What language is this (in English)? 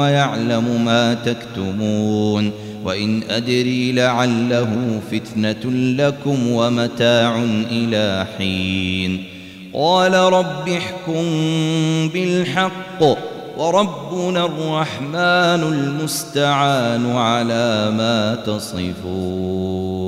Arabic